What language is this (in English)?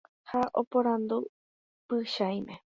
Guarani